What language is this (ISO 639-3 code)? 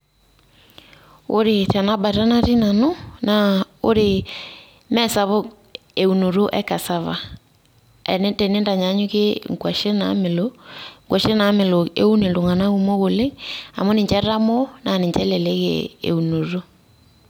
mas